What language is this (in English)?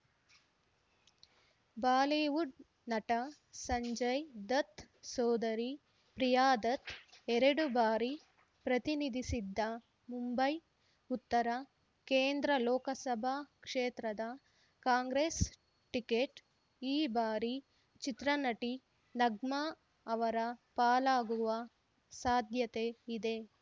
Kannada